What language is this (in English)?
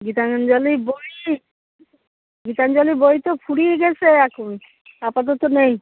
Bangla